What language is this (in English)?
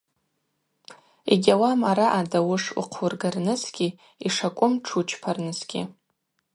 Abaza